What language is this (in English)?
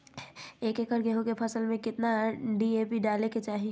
Magahi